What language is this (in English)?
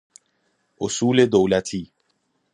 Persian